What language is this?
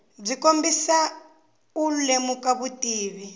Tsonga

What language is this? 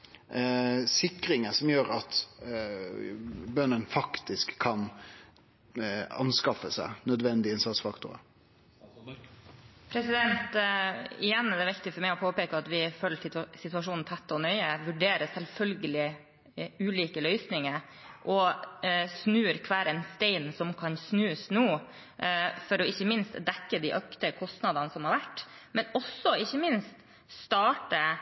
Norwegian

